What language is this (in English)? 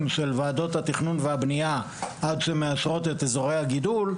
Hebrew